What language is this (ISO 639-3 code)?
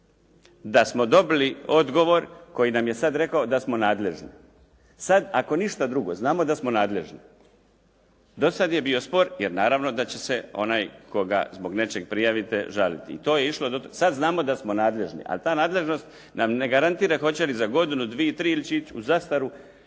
hrv